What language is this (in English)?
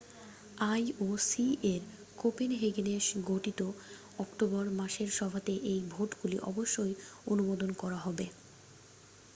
Bangla